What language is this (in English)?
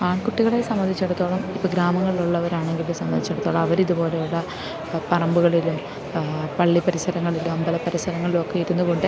Malayalam